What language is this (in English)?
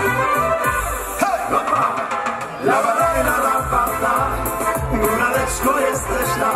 Polish